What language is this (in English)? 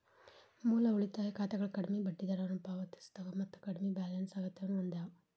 Kannada